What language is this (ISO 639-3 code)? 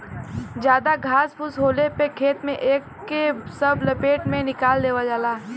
bho